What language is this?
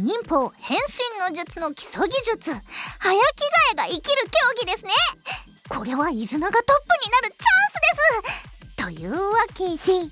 Japanese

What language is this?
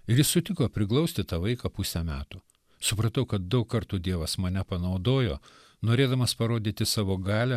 Lithuanian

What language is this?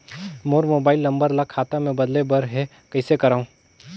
Chhattisgarhi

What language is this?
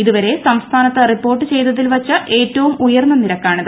Malayalam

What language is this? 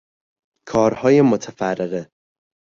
Persian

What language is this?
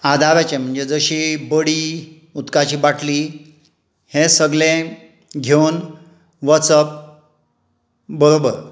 Konkani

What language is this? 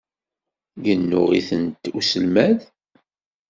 Kabyle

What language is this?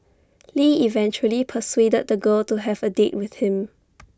English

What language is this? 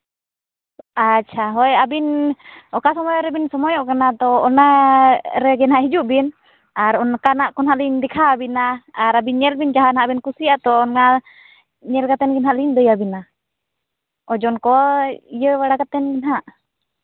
Santali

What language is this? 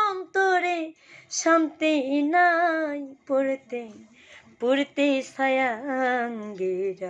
Bangla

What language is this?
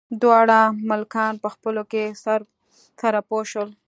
Pashto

